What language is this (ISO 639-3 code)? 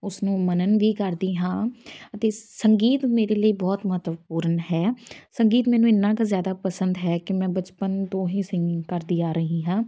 pan